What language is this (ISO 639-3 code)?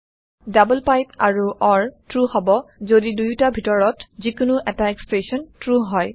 asm